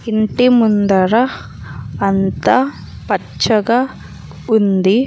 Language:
Telugu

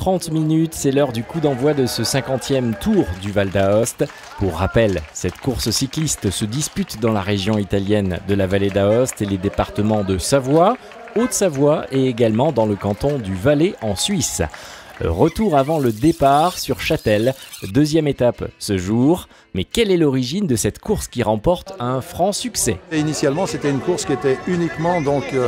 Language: French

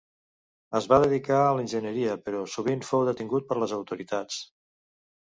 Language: Catalan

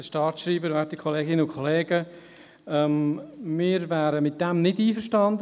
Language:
Swiss German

